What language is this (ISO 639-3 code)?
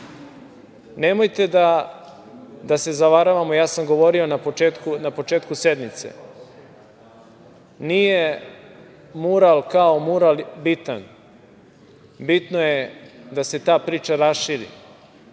srp